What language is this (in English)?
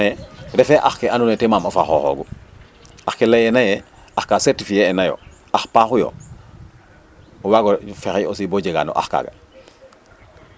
Serer